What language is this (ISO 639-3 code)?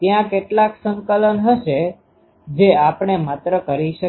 guj